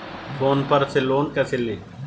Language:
Hindi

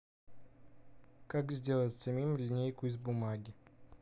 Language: Russian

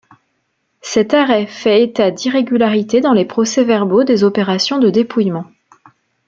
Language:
French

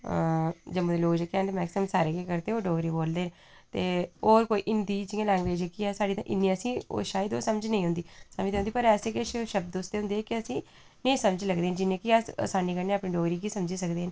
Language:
Dogri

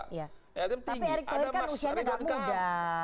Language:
Indonesian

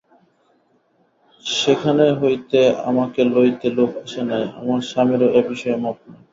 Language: Bangla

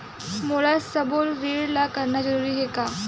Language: Chhattisgarhi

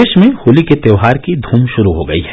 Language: Hindi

